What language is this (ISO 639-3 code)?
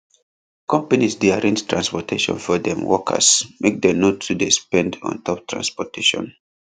pcm